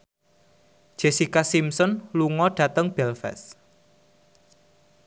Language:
Javanese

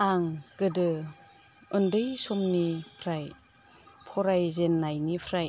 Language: Bodo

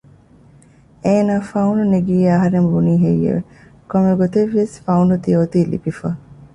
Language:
Divehi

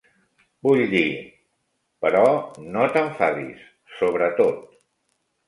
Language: Catalan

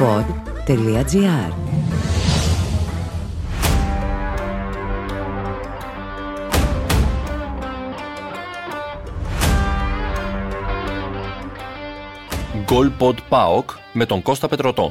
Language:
Greek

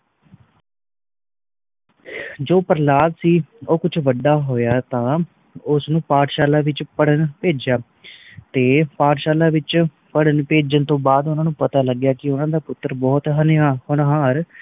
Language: Punjabi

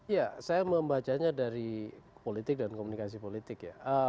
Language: Indonesian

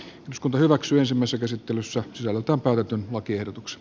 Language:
Finnish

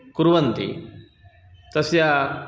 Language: Sanskrit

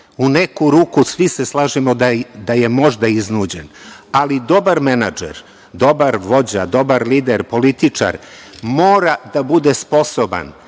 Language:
Serbian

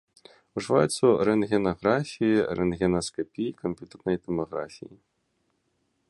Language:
Belarusian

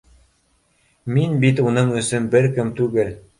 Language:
Bashkir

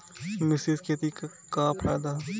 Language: Bhojpuri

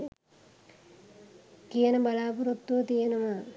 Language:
Sinhala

